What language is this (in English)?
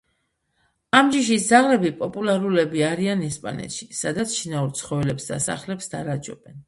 Georgian